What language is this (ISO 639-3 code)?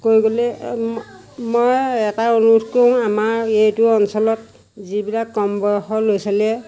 asm